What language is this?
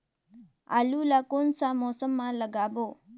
Chhattisgarhi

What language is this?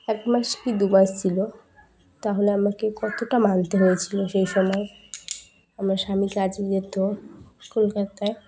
Bangla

